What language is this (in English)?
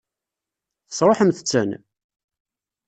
Kabyle